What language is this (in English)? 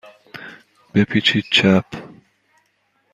Persian